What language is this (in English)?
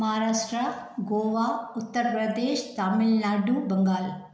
Sindhi